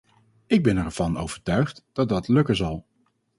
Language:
Dutch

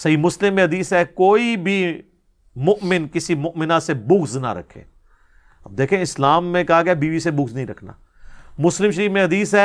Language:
Urdu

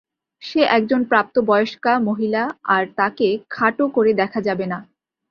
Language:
Bangla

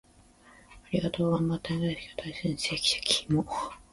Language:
Japanese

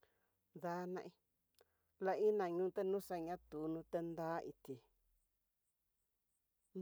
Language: Tidaá Mixtec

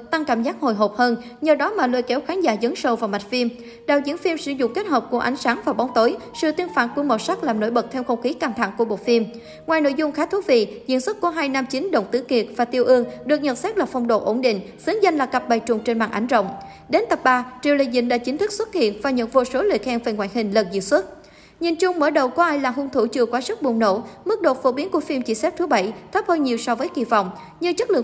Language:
Vietnamese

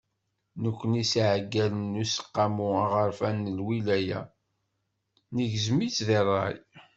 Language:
Kabyle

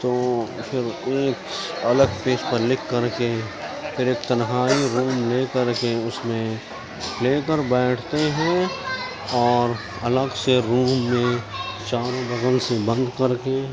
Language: Urdu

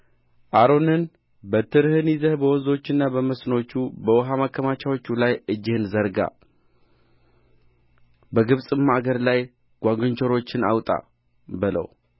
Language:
Amharic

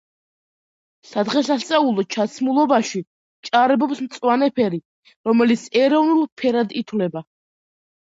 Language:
Georgian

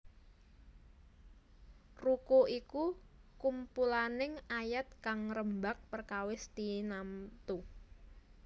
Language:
Javanese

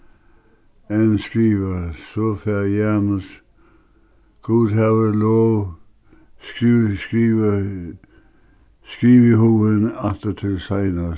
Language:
Faroese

